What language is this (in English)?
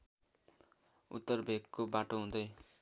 Nepali